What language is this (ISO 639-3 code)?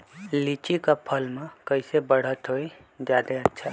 mag